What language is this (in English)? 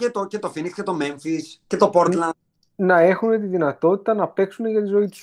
Greek